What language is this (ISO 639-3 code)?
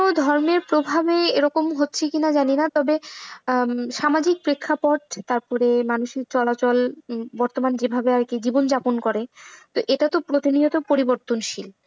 ben